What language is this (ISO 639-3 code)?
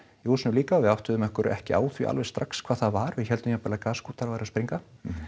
isl